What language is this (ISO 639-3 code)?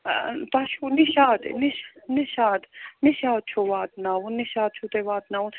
kas